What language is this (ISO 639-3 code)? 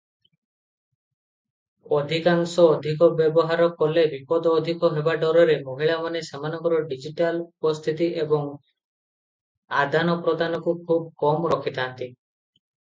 ori